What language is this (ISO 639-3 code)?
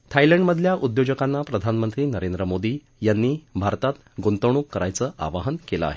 mar